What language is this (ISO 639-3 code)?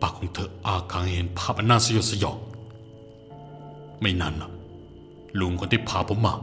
tha